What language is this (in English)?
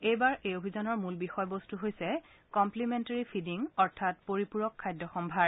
Assamese